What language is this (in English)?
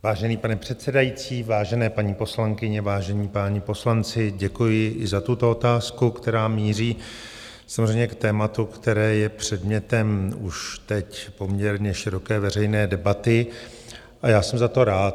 Czech